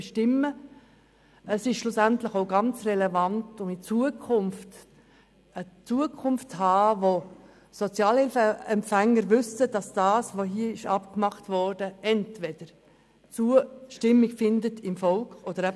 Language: Swiss German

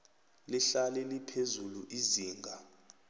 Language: South Ndebele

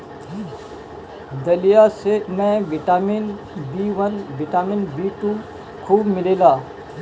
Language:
Bhojpuri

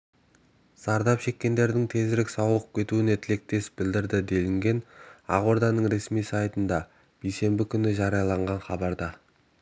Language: Kazakh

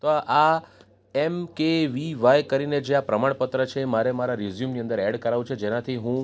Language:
Gujarati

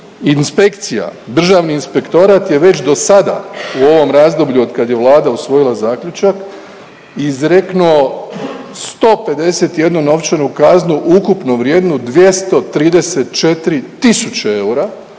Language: Croatian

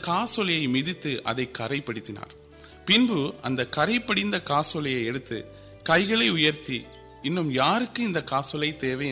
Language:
Urdu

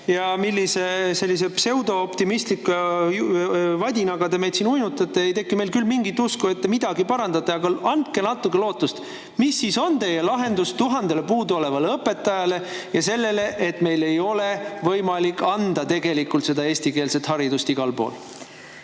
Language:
Estonian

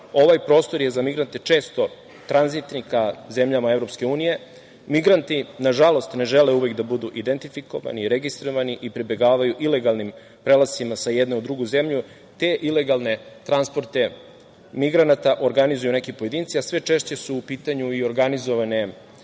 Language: Serbian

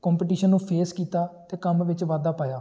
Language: Punjabi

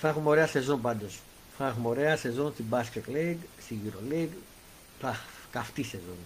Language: Greek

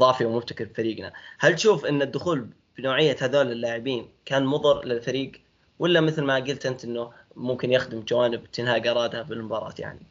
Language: Arabic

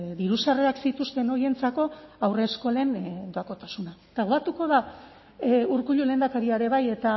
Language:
Basque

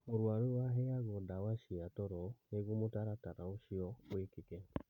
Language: Kikuyu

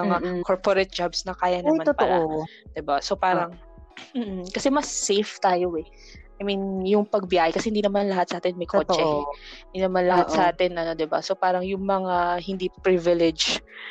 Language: Filipino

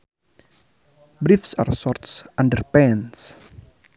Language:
Sundanese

